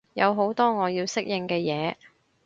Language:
Cantonese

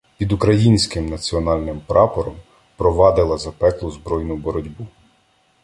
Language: Ukrainian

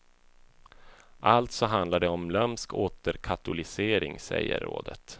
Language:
Swedish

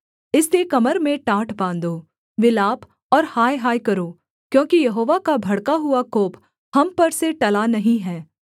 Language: Hindi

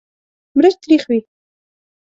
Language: Pashto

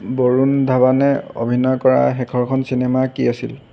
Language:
Assamese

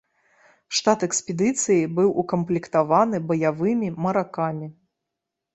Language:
Belarusian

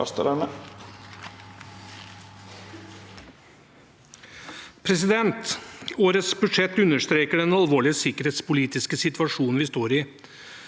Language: Norwegian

